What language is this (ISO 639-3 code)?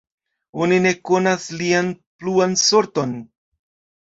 epo